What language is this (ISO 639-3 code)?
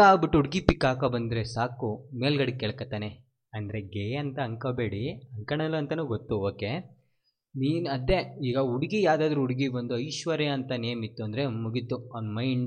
kan